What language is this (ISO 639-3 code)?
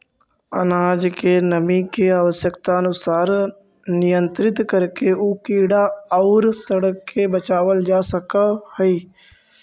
mag